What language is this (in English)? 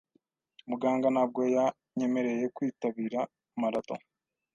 Kinyarwanda